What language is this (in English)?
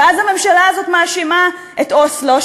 Hebrew